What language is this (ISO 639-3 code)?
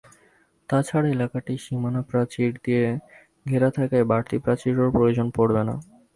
ben